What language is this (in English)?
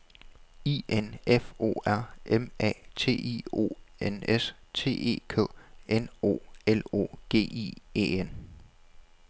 Danish